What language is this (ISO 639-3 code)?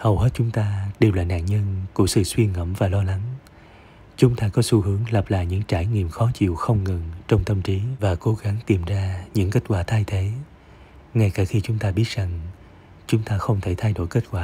vie